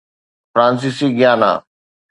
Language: Sindhi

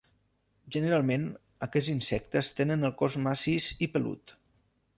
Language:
Catalan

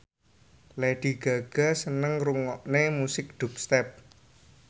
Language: Javanese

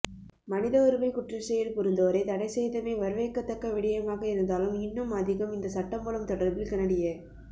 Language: Tamil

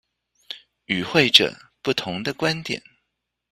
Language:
Chinese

